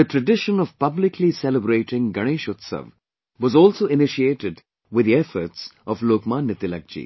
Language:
English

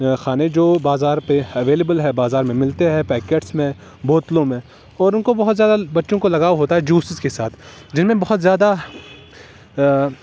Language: Urdu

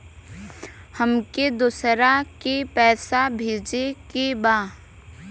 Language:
Bhojpuri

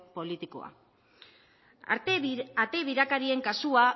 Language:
Basque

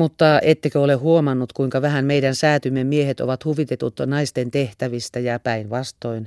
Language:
Finnish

